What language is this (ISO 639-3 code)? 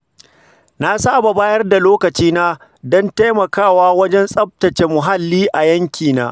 hau